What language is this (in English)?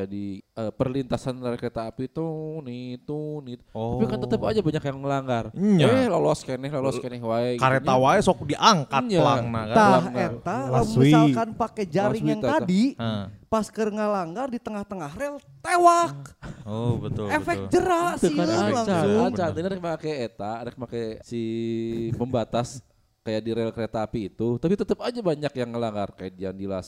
Indonesian